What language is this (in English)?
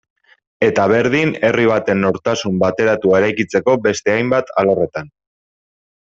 Basque